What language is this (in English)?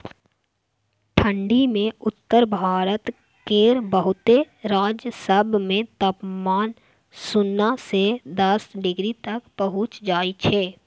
Maithili